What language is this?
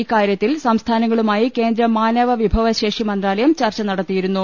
Malayalam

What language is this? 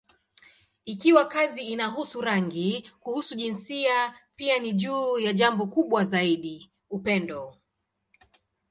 Swahili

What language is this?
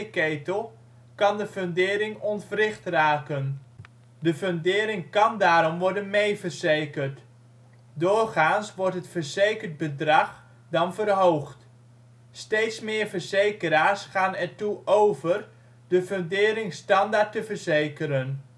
Dutch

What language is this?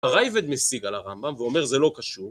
Hebrew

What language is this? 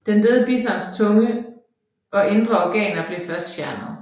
Danish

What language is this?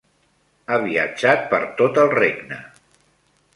Catalan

